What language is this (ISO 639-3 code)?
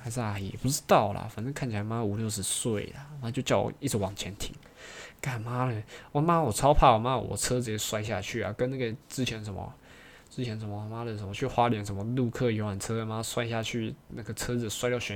zho